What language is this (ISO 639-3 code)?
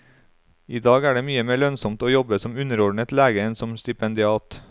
nor